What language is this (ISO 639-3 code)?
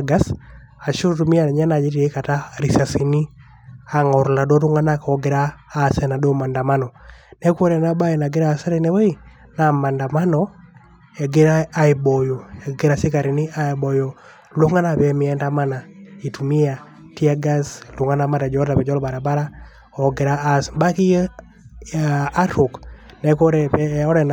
mas